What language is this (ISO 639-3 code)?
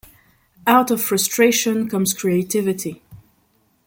eng